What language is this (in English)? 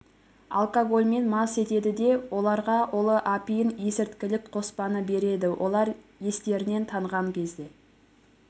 Kazakh